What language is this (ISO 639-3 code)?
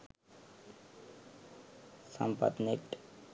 sin